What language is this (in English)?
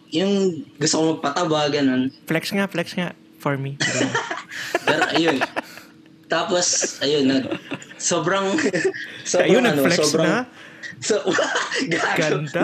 Filipino